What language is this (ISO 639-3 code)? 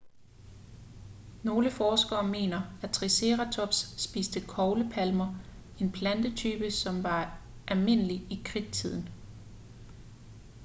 dan